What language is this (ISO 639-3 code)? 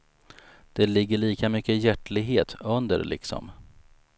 swe